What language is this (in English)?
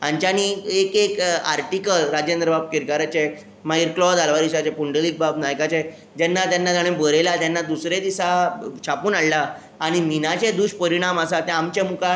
Konkani